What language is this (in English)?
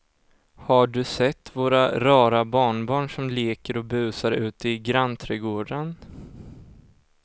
Swedish